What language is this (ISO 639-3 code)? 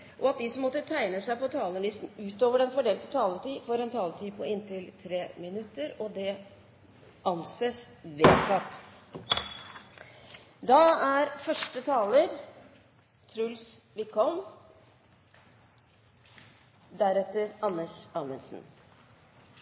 nor